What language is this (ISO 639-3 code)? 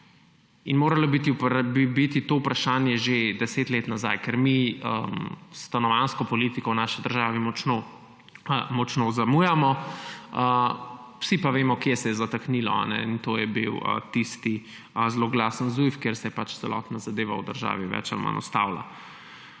slv